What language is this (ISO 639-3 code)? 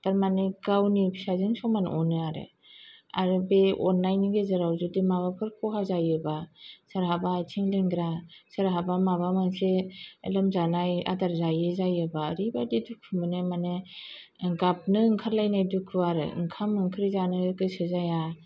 brx